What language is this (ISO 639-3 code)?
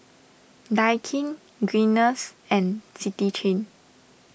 eng